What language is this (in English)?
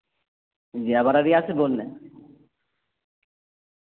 Urdu